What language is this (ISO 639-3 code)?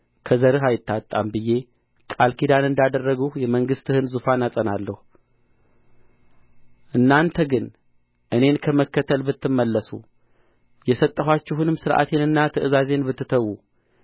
amh